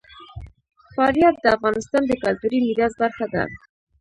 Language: Pashto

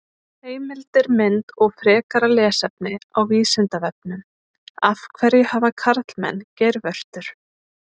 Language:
Icelandic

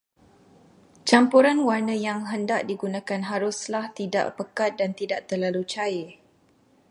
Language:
Malay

